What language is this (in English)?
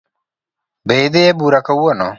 Luo (Kenya and Tanzania)